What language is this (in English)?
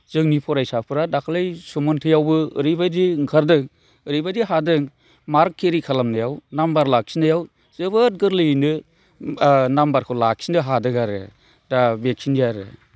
Bodo